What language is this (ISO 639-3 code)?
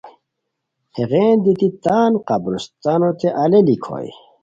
khw